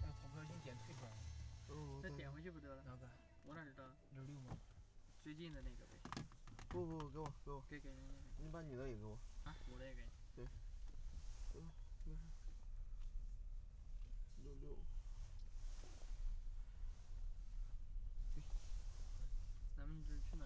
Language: Chinese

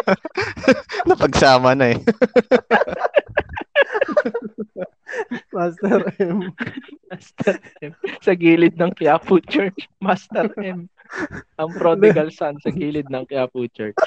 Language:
Filipino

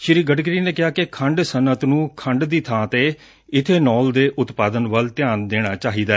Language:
Punjabi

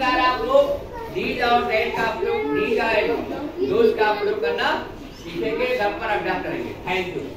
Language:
Hindi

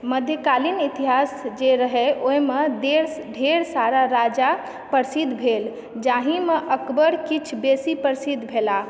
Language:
Maithili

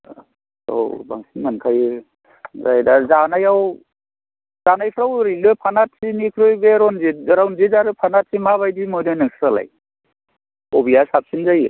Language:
Bodo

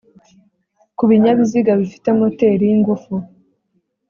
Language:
Kinyarwanda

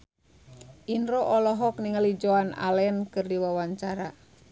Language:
Sundanese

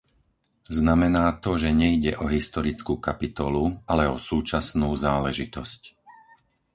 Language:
Slovak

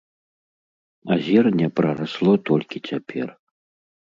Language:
Belarusian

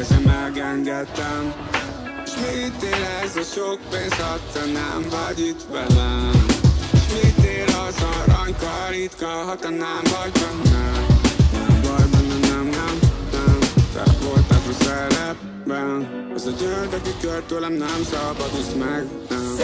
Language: Romanian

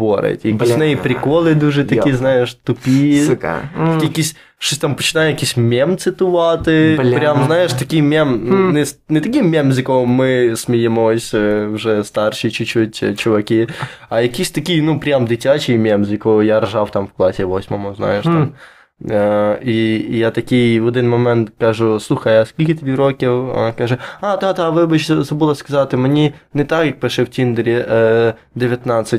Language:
Ukrainian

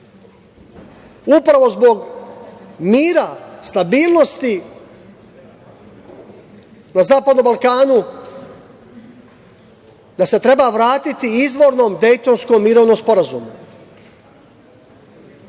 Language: Serbian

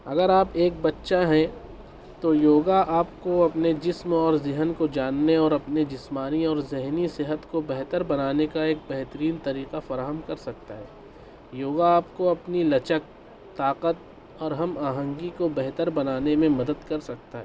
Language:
Urdu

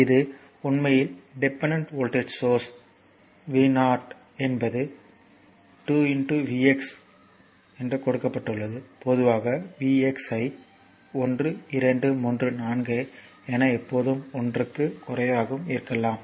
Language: Tamil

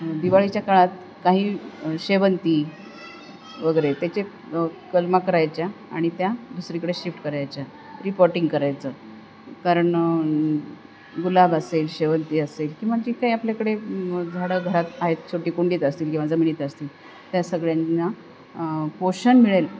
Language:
Marathi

